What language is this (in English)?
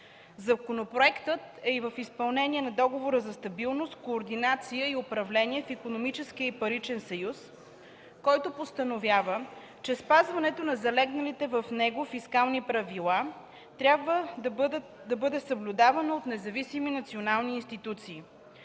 Bulgarian